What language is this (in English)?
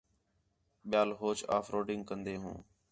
Khetrani